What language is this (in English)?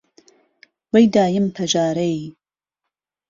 Central Kurdish